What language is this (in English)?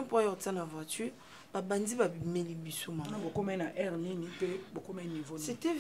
French